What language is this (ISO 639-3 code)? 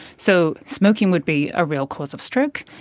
eng